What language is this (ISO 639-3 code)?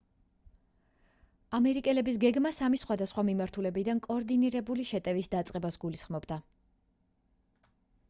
kat